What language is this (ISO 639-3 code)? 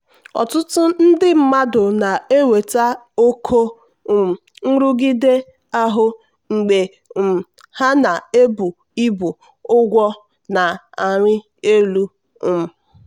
ibo